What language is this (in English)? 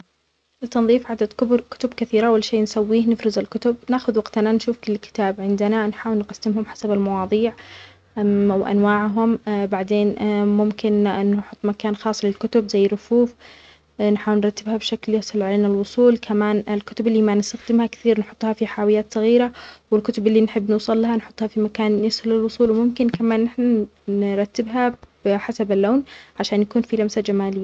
Omani Arabic